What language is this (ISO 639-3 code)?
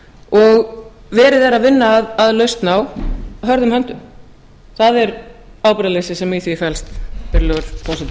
isl